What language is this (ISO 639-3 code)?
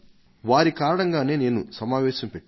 tel